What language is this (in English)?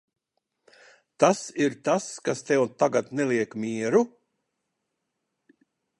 Latvian